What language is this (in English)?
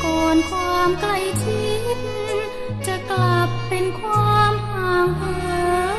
Thai